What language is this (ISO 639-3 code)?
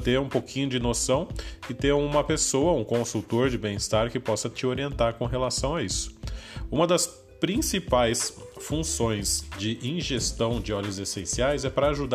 por